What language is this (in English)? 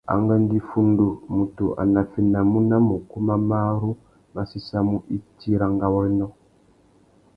Tuki